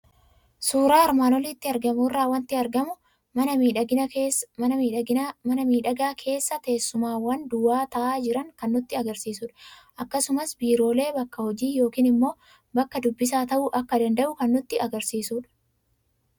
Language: Oromo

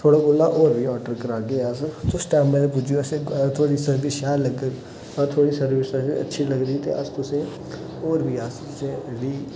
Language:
Dogri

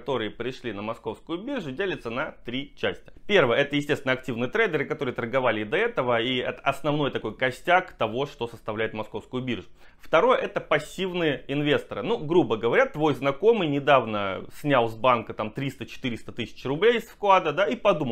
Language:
Russian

